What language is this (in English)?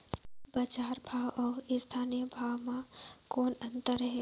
Chhattisgarhi